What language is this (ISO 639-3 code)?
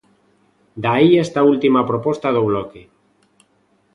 glg